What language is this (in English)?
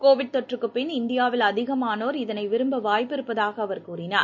Tamil